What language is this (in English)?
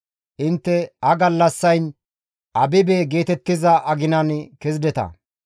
Gamo